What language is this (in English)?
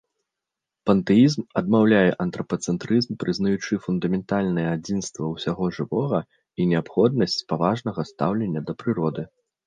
Belarusian